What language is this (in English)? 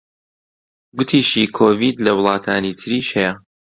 Central Kurdish